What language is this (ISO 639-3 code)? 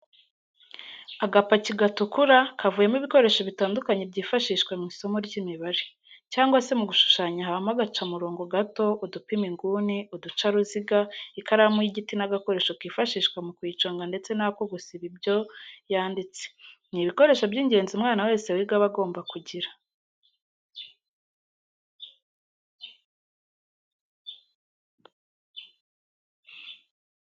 kin